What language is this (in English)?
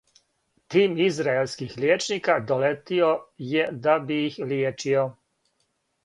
Serbian